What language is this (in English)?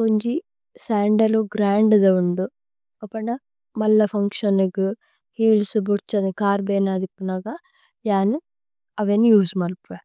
Tulu